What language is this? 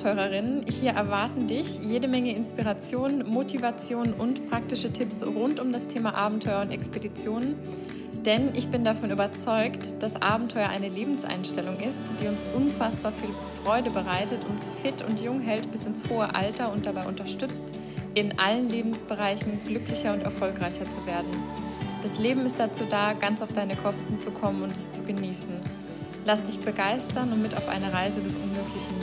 German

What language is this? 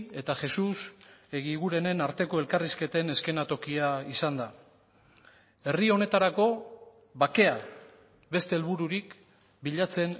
Basque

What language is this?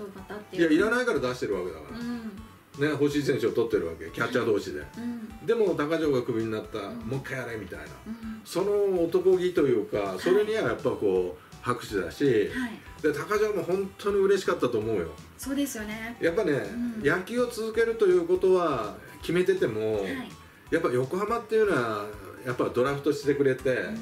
Japanese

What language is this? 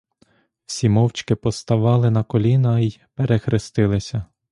Ukrainian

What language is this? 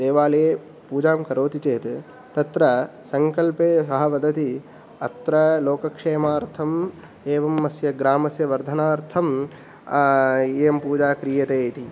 Sanskrit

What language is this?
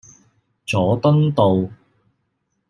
Cantonese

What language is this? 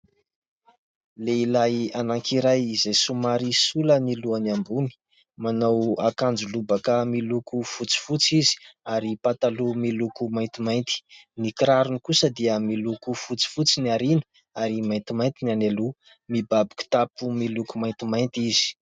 Malagasy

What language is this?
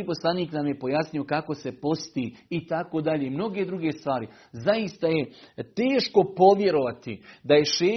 Croatian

